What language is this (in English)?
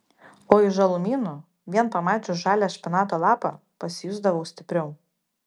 Lithuanian